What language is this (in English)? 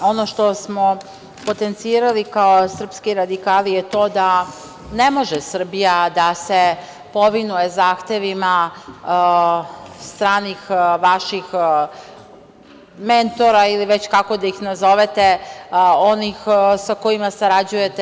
Serbian